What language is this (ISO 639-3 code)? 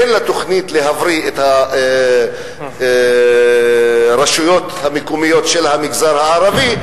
heb